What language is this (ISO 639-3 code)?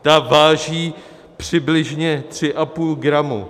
ces